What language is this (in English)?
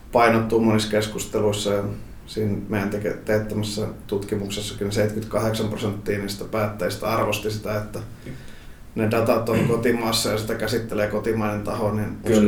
Finnish